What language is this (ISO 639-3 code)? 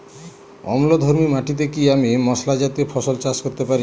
ben